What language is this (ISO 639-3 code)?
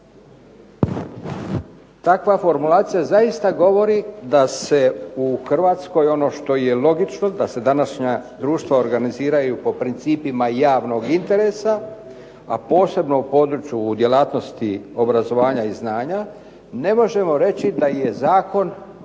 hrv